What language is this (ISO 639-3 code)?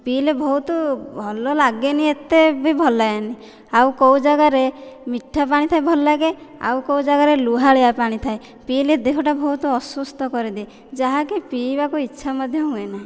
ori